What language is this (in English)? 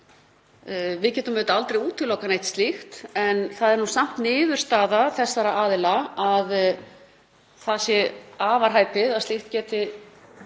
Icelandic